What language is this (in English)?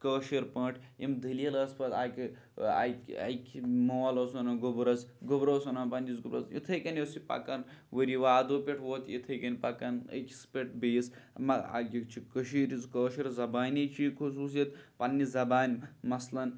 Kashmiri